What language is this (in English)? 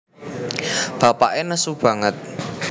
Javanese